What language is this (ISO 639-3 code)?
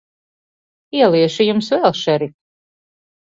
lav